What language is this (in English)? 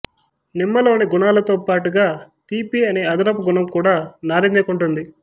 Telugu